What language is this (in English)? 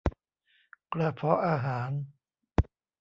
Thai